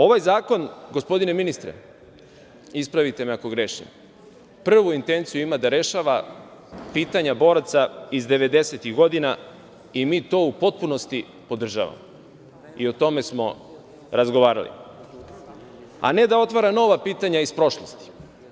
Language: Serbian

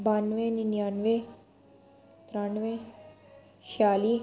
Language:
Dogri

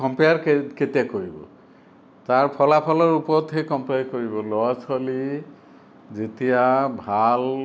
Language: Assamese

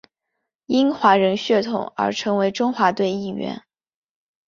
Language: Chinese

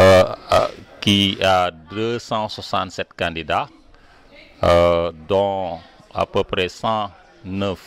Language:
French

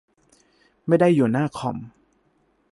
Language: Thai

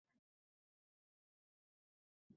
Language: Uzbek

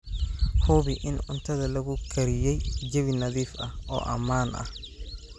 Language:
Somali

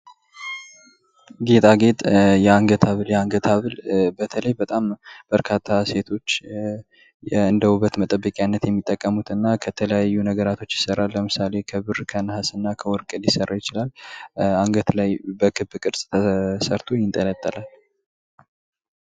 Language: Amharic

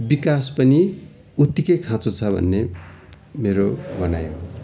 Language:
Nepali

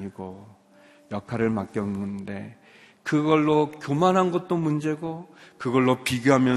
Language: Korean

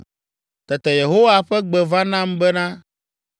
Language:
Ewe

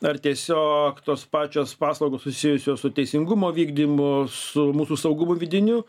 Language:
Lithuanian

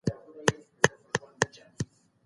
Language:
Pashto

